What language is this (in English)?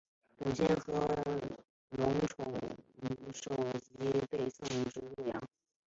Chinese